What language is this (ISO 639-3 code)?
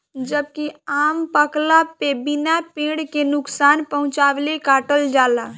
bho